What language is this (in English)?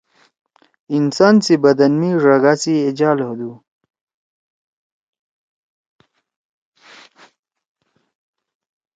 Torwali